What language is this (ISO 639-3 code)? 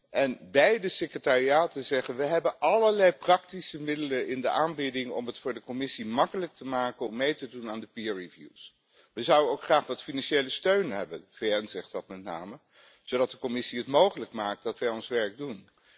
nld